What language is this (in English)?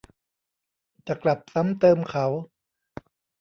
Thai